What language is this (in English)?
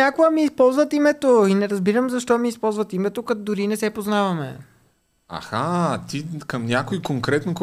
Bulgarian